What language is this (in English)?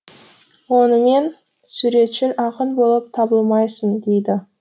Kazakh